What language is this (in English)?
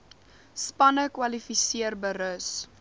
Afrikaans